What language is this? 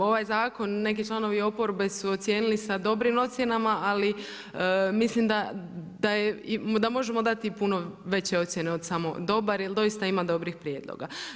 Croatian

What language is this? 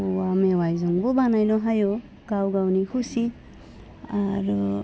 Bodo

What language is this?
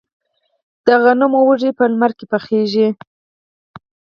Pashto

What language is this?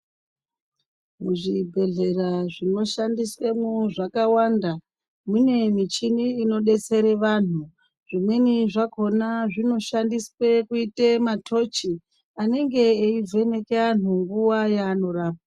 Ndau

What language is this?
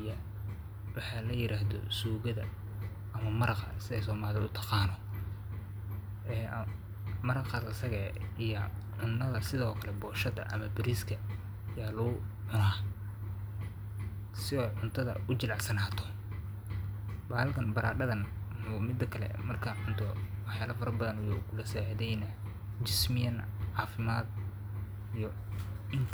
Somali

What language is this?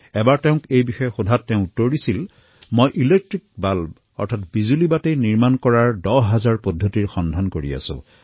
Assamese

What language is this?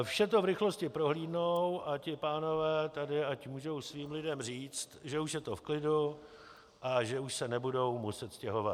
Czech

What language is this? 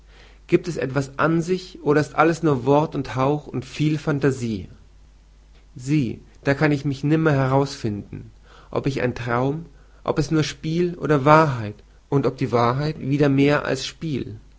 German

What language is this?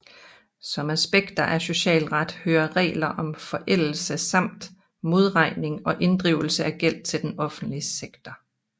Danish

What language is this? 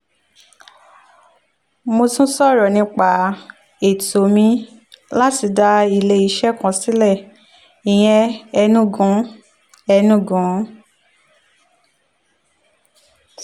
Yoruba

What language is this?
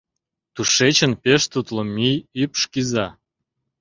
Mari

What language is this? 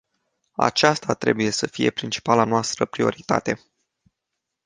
Romanian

